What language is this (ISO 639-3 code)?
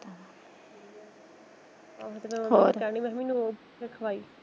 pan